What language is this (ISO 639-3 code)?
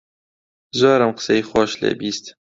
ckb